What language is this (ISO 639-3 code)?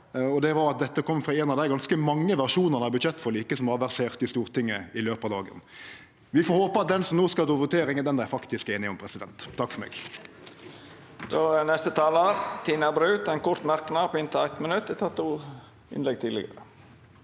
nor